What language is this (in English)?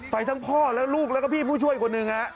Thai